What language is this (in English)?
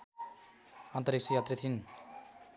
Nepali